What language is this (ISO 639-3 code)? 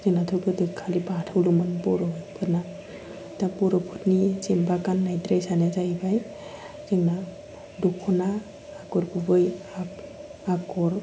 brx